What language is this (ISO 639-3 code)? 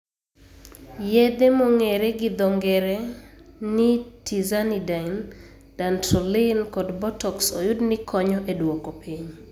luo